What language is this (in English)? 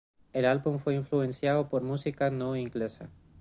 Spanish